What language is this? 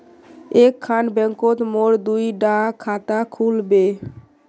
Magahi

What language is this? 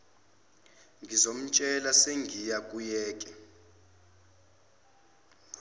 Zulu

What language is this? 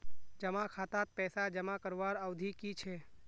Magahi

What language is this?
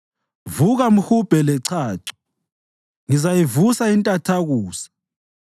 North Ndebele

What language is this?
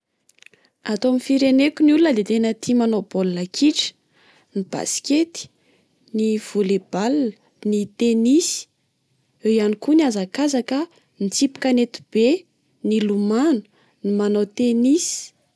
Malagasy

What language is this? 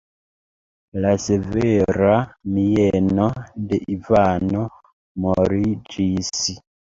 Esperanto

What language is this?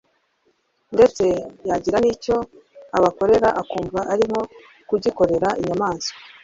Kinyarwanda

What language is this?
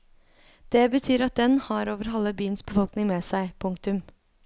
Norwegian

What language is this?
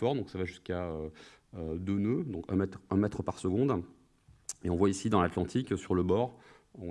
French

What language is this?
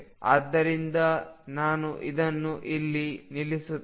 Kannada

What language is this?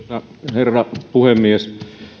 Finnish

